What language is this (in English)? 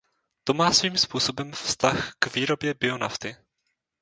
Czech